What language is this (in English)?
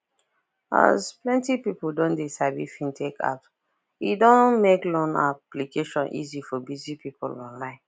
Nigerian Pidgin